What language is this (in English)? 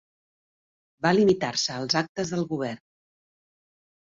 Catalan